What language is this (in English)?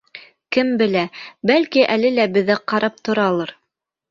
Bashkir